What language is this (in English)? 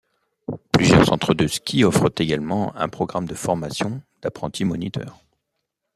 French